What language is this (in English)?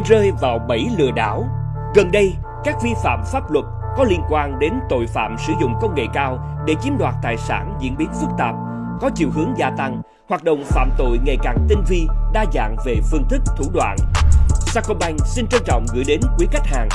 Vietnamese